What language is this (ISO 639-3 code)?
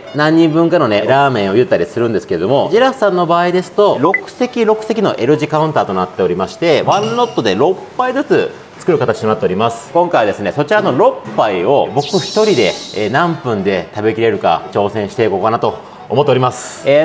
jpn